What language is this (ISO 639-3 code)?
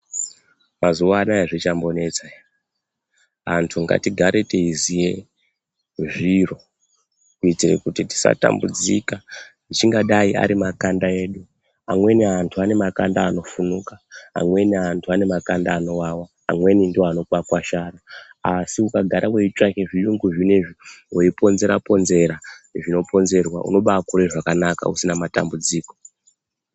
ndc